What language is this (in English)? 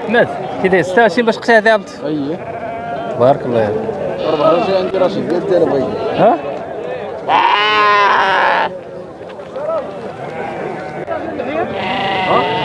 Arabic